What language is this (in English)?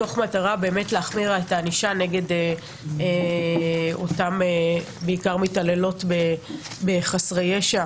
Hebrew